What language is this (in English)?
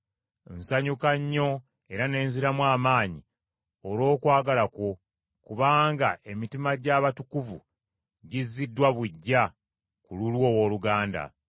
Ganda